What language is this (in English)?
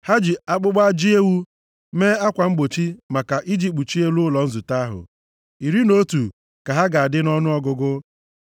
Igbo